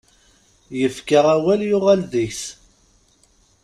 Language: Kabyle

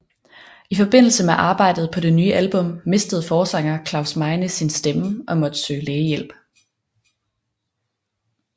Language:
Danish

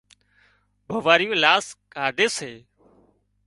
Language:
Wadiyara Koli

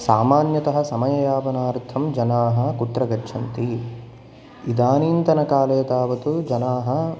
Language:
Sanskrit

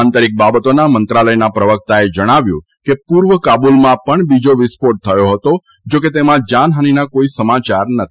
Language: Gujarati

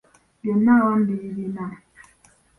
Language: Ganda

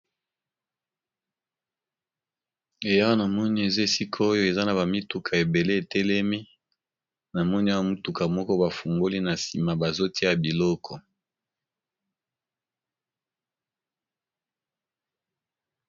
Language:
Lingala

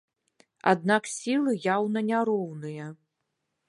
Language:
Belarusian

